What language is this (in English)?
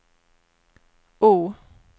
Swedish